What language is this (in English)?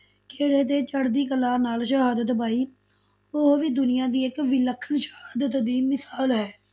Punjabi